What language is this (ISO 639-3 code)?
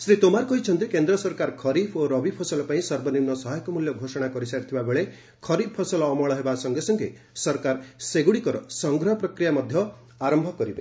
ori